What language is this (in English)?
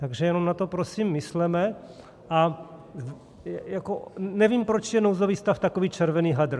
Czech